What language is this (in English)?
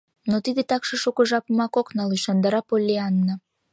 Mari